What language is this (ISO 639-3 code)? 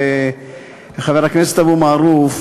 heb